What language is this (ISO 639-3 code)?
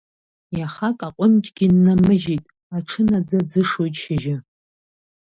abk